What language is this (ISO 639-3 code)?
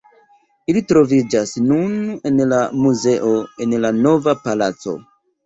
epo